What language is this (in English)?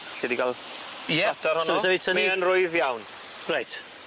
Welsh